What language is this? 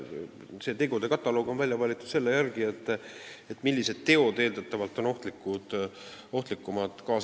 Estonian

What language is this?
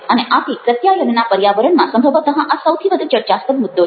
Gujarati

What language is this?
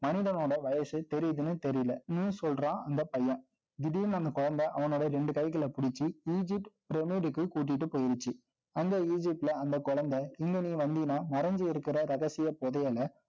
Tamil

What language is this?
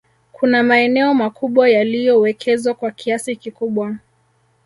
Swahili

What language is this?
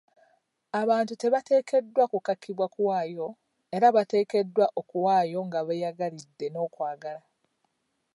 Ganda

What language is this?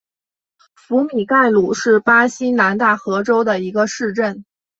Chinese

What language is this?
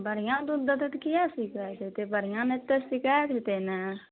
Maithili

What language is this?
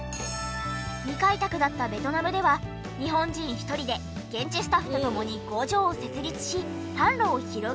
Japanese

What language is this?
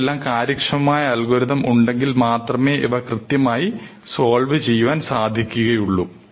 Malayalam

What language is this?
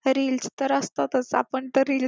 Marathi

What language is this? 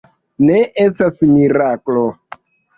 Esperanto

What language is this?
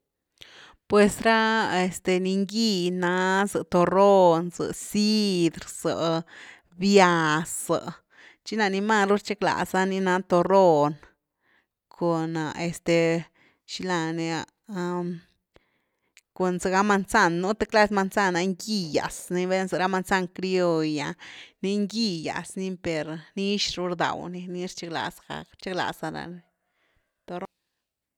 Güilá Zapotec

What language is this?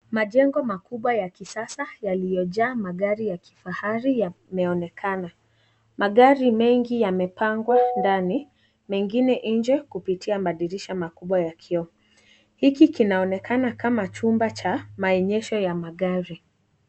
Swahili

